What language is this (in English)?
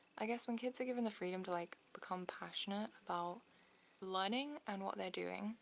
English